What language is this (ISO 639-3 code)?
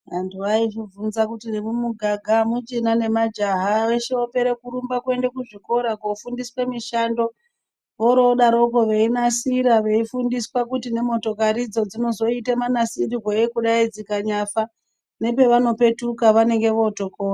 ndc